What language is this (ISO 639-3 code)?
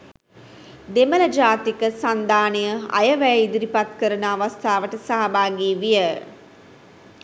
sin